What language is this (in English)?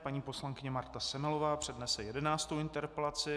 Czech